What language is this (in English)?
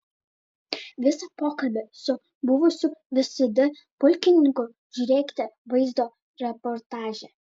Lithuanian